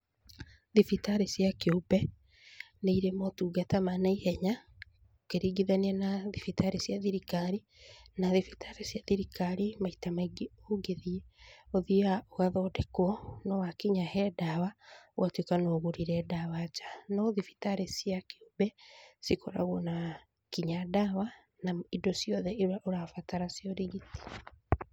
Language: Kikuyu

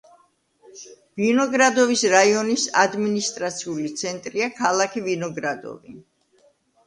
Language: Georgian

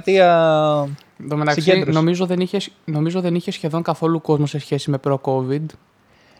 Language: Greek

